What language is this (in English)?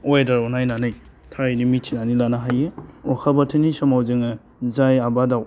Bodo